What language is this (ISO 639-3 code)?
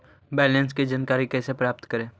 mag